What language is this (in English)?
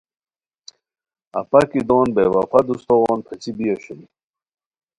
Khowar